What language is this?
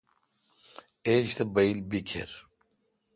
Kalkoti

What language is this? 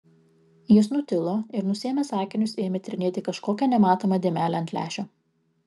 Lithuanian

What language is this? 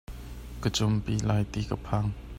Hakha Chin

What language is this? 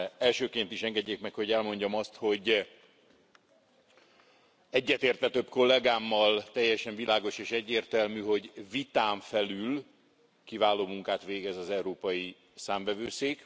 Hungarian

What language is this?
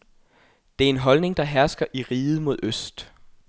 Danish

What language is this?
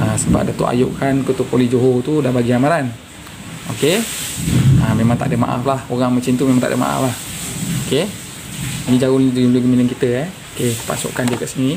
Malay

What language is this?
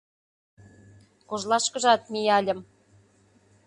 Mari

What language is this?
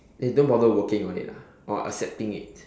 English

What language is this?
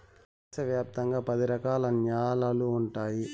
Telugu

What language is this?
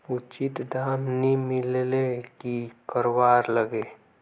Magahi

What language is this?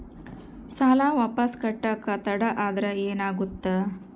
Kannada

